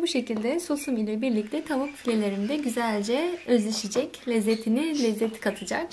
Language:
Turkish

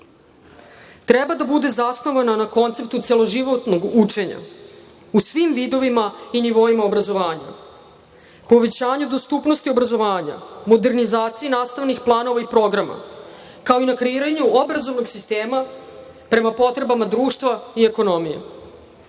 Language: Serbian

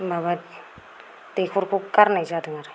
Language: Bodo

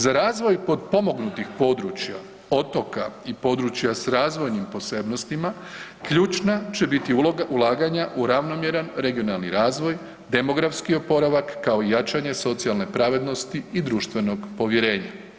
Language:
Croatian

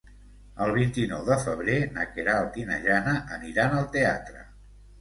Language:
Catalan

